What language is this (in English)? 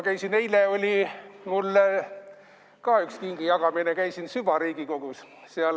Estonian